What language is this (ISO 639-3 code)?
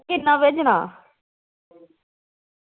doi